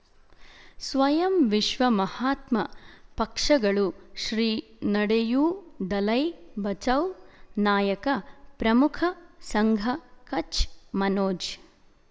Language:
Kannada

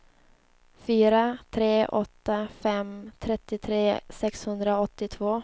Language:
Swedish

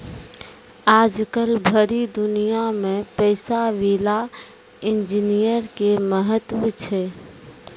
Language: Maithili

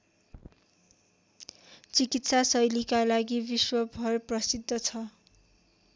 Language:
Nepali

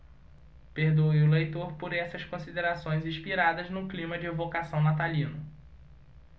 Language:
Portuguese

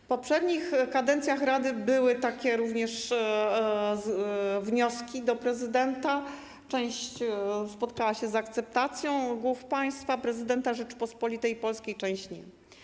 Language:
Polish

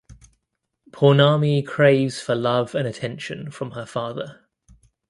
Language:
English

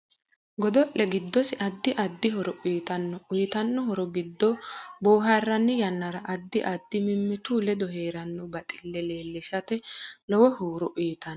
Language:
Sidamo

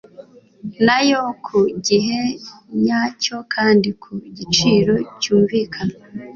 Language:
Kinyarwanda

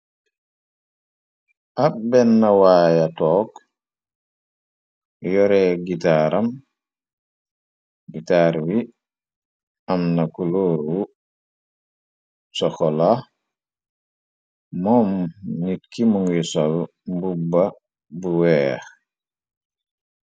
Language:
Wolof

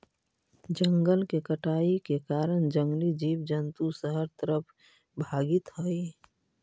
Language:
Magahi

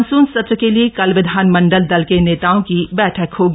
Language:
Hindi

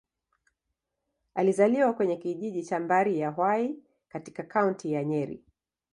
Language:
Swahili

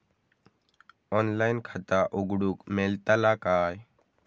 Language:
Marathi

